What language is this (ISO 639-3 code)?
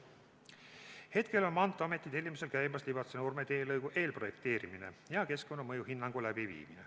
est